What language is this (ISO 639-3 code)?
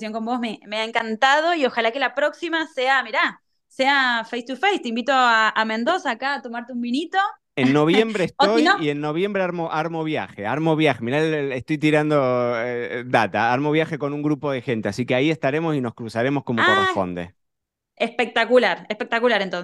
spa